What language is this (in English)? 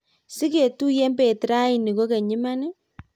Kalenjin